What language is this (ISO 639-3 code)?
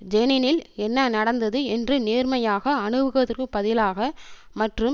tam